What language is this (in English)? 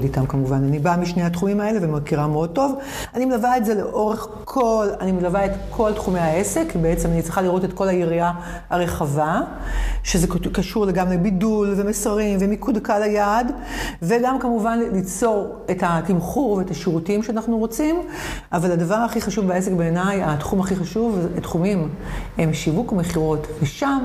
Hebrew